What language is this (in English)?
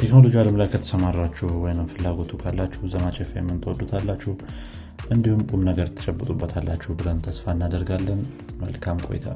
Amharic